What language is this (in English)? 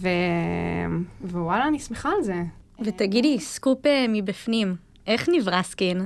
Hebrew